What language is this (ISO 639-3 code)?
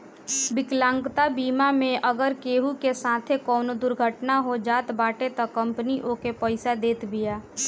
bho